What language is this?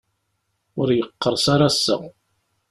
Kabyle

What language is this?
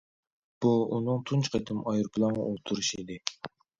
Uyghur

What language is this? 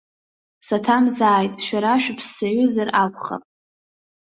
Abkhazian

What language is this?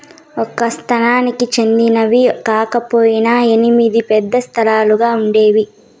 Telugu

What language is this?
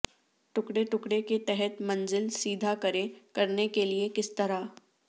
Urdu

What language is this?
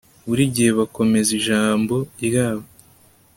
Kinyarwanda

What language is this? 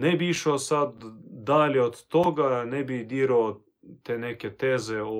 Croatian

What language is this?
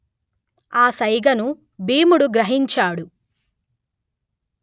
Telugu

